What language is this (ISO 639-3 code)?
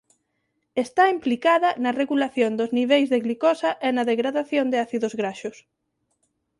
glg